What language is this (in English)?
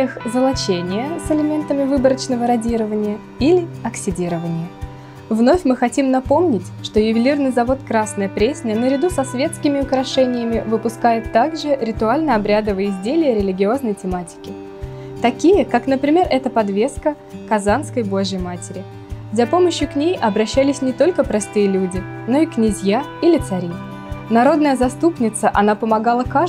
Russian